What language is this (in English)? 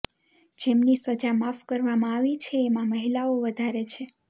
Gujarati